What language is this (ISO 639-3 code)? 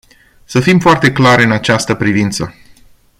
ron